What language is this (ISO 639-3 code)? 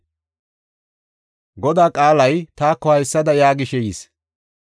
gof